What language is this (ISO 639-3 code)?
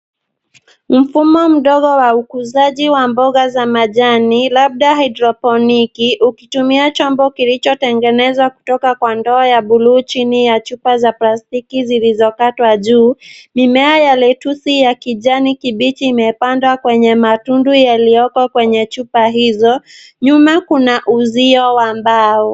swa